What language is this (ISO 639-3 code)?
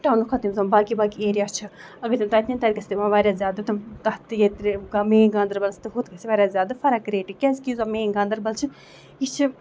kas